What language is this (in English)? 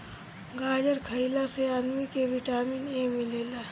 Bhojpuri